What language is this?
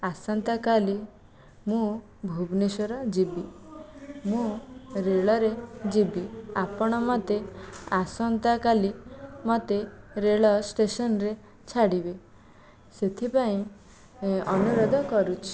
Odia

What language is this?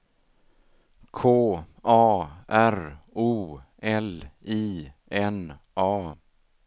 Swedish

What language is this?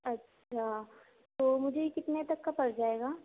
Urdu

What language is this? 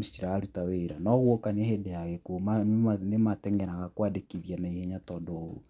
Kikuyu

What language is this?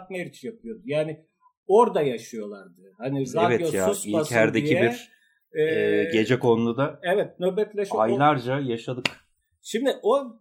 Turkish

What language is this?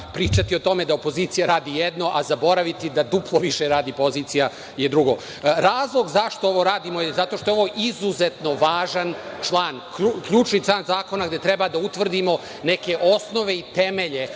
Serbian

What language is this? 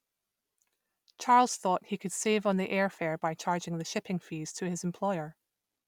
English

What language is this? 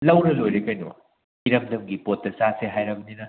Manipuri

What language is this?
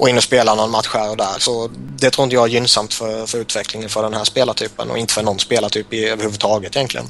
Swedish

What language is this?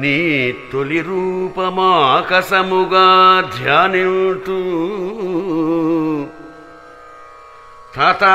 Romanian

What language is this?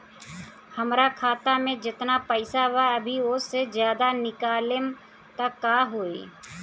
Bhojpuri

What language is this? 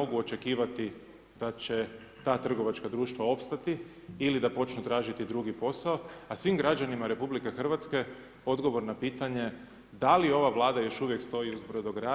Croatian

